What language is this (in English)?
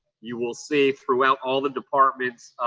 English